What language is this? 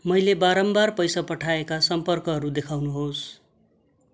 Nepali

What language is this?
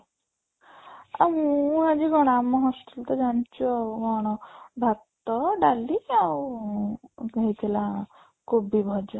Odia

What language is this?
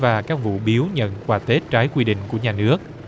Vietnamese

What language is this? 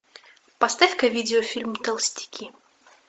Russian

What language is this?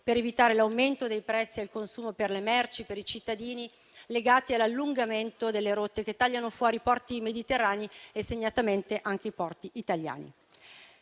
Italian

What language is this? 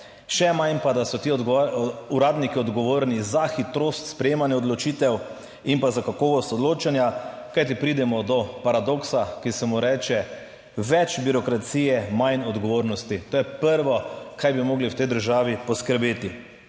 Slovenian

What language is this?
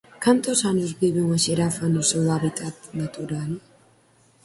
Galician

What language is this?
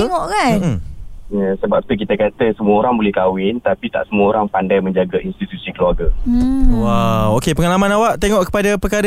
Malay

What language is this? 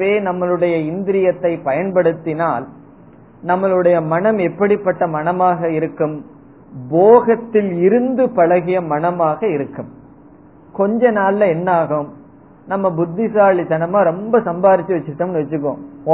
Tamil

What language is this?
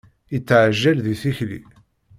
Kabyle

